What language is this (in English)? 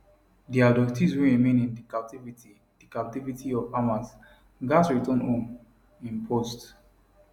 Nigerian Pidgin